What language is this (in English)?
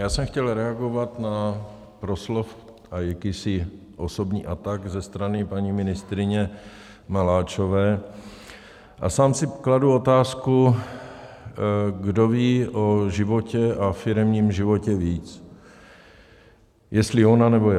Czech